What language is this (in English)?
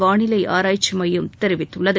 Tamil